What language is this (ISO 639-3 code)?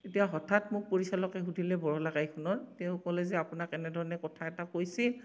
asm